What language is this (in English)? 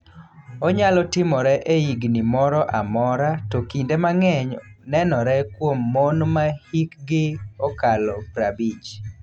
Luo (Kenya and Tanzania)